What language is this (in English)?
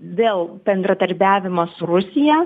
Lithuanian